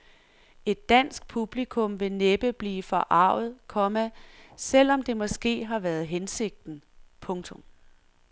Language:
Danish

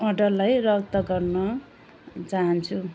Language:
Nepali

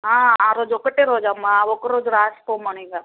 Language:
Telugu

